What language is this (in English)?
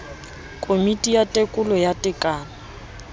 Southern Sotho